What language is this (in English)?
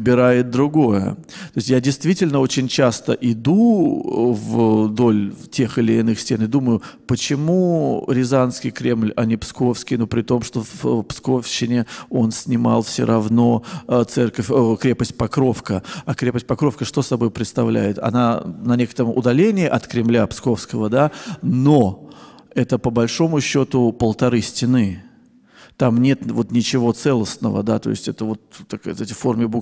Russian